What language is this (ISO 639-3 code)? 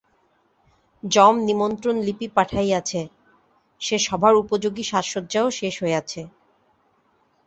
ben